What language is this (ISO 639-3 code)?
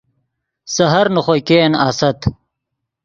ydg